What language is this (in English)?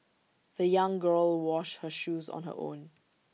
English